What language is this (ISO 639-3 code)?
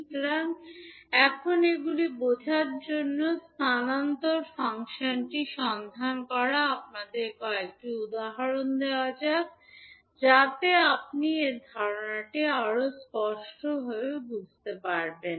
ben